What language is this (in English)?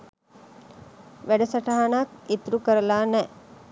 Sinhala